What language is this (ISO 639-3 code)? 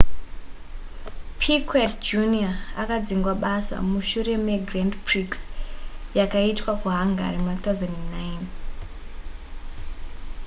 sna